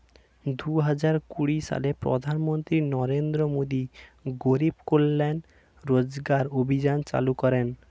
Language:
Bangla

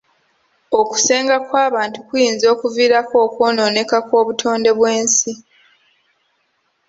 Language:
Ganda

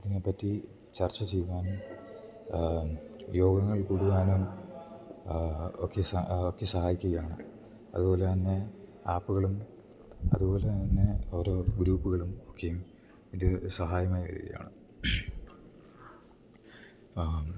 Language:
Malayalam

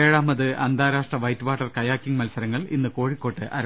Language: Malayalam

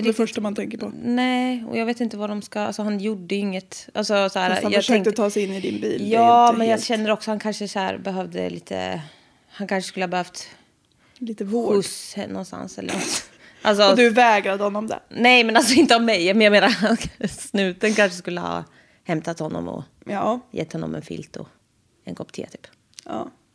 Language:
Swedish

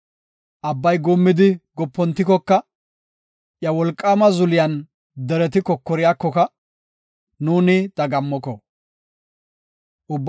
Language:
Gofa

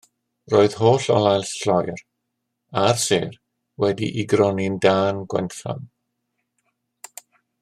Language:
Welsh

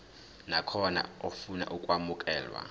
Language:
Zulu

